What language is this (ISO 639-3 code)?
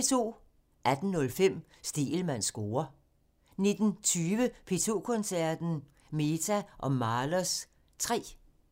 dan